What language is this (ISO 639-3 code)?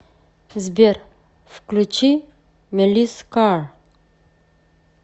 rus